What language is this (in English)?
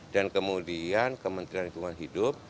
Indonesian